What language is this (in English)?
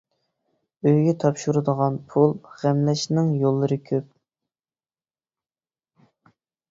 Uyghur